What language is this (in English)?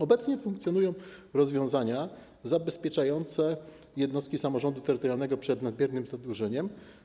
Polish